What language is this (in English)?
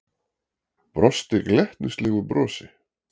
Icelandic